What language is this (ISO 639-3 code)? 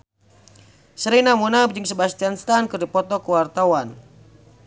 sun